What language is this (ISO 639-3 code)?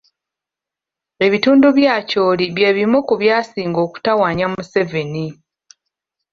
lug